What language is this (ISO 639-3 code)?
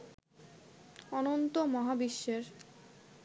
ben